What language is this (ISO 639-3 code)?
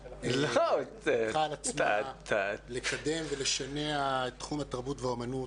heb